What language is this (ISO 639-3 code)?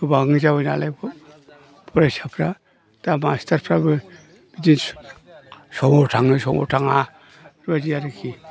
brx